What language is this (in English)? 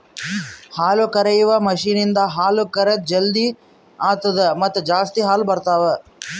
Kannada